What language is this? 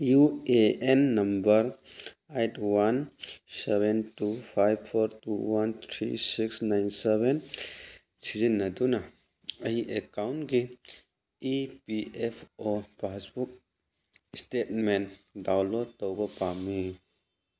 Manipuri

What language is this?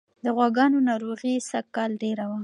Pashto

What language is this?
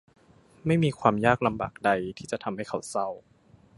Thai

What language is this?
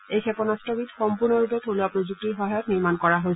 Assamese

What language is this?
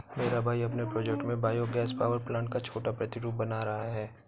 Hindi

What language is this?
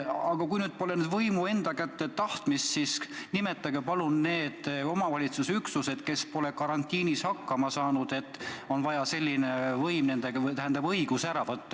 Estonian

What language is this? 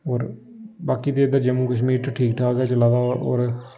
Dogri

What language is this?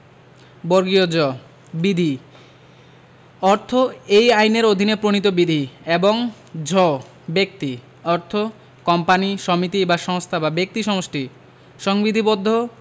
Bangla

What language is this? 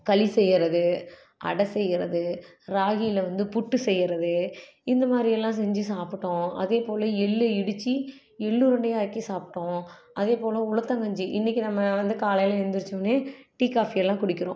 Tamil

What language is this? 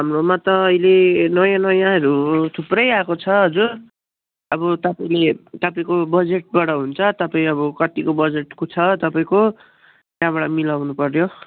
Nepali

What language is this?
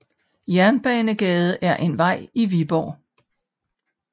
Danish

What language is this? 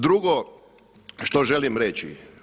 Croatian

